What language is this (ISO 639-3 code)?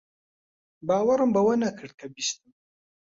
ckb